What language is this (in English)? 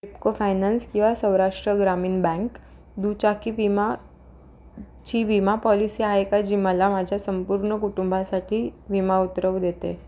Marathi